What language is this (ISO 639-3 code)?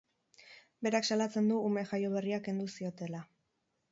eus